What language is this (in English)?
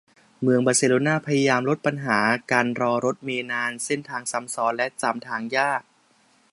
Thai